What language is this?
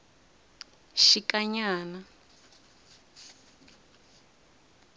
Tsonga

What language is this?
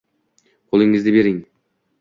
Uzbek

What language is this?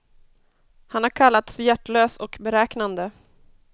Swedish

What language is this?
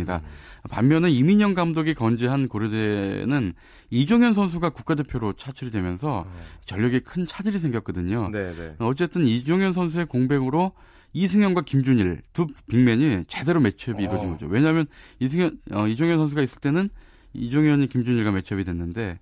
Korean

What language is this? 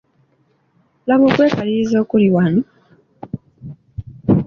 Ganda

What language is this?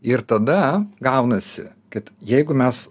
Lithuanian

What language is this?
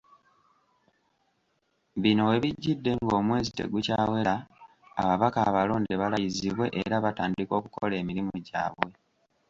Ganda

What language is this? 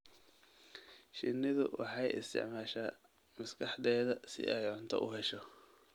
Somali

